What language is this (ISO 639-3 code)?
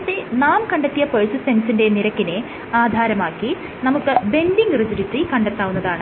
mal